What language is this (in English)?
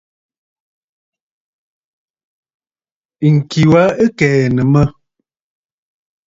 Bafut